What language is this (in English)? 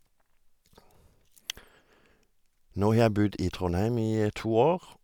Norwegian